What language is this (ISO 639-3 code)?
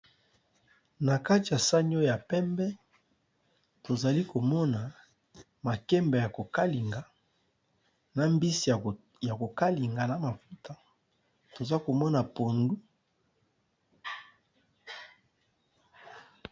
lin